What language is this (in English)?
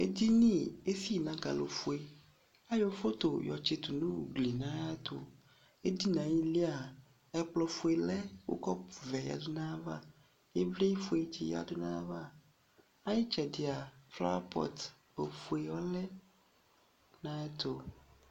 Ikposo